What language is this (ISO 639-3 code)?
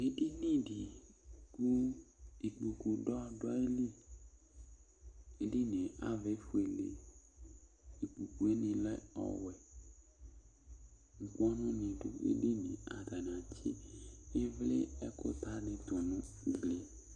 kpo